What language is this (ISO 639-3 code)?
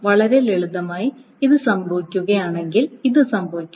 mal